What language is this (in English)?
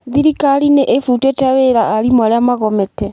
Kikuyu